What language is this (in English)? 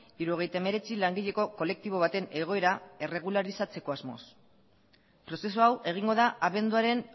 Basque